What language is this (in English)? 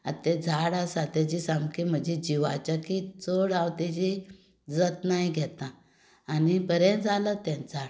Konkani